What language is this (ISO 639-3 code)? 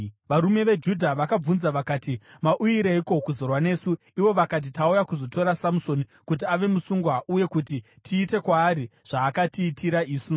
sna